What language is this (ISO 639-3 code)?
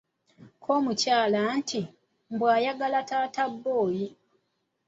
lug